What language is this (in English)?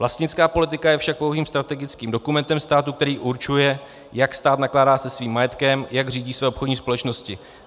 Czech